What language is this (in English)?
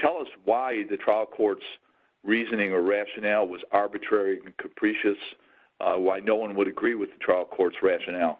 English